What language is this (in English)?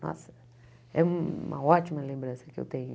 Portuguese